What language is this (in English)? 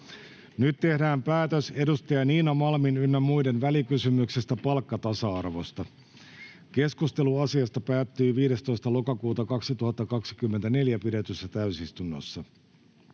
Finnish